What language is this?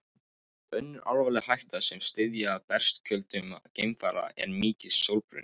Icelandic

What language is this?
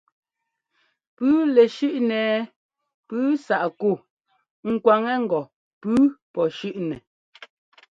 Ngomba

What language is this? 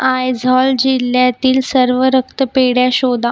Marathi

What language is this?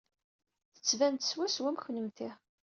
Kabyle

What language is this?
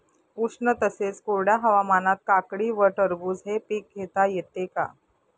Marathi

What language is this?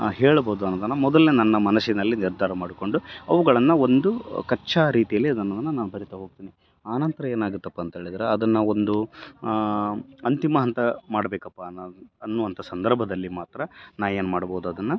Kannada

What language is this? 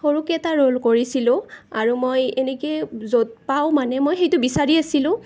Assamese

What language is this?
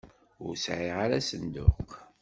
Kabyle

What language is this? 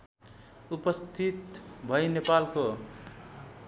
Nepali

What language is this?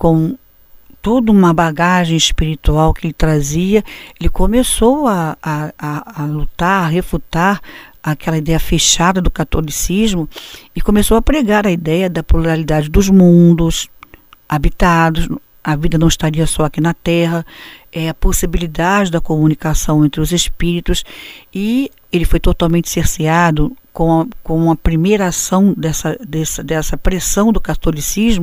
Portuguese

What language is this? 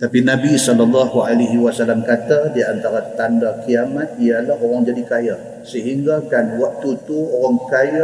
Malay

